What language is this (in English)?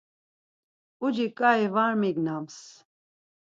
Laz